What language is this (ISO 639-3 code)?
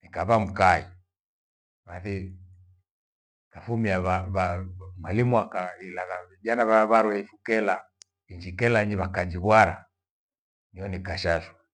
gwe